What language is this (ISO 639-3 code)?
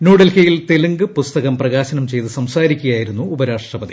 mal